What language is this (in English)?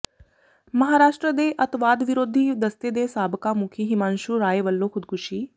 Punjabi